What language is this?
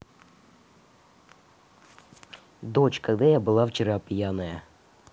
Russian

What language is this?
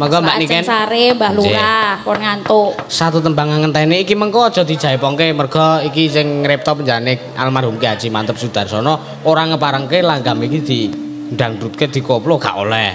Indonesian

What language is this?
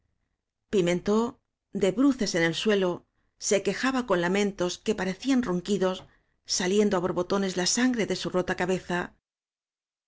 Spanish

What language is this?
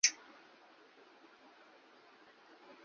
Urdu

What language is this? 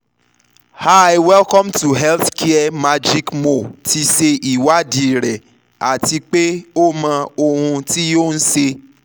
Yoruba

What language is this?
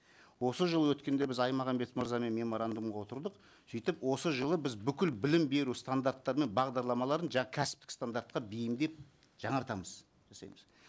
Kazakh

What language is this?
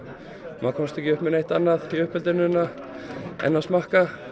Icelandic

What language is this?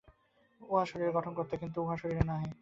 Bangla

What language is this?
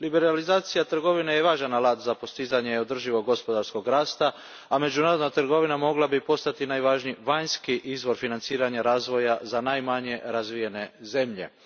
Croatian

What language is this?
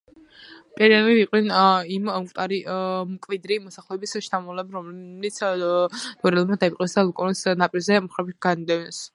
Georgian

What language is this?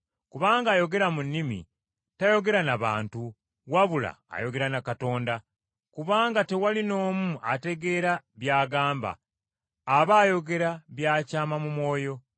Ganda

